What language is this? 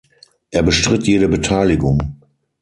German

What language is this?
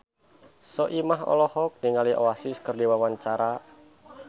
Sundanese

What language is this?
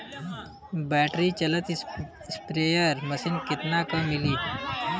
Bhojpuri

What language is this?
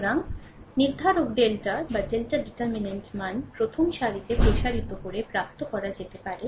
Bangla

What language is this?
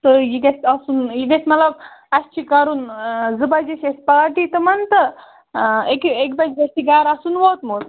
Kashmiri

